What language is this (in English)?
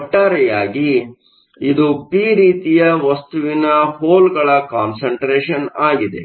Kannada